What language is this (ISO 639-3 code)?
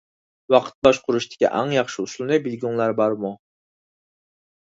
uig